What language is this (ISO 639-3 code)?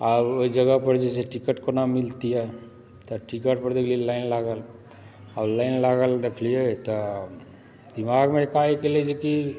mai